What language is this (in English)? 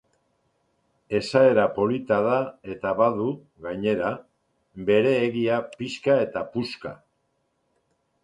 Basque